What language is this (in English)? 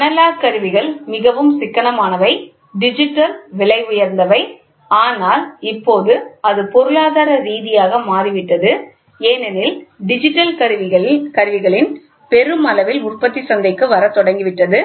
Tamil